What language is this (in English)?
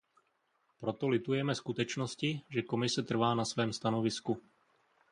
Czech